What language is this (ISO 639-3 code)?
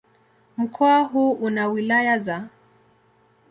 swa